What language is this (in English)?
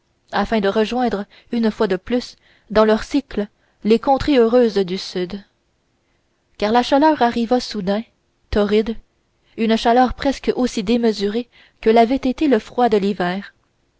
French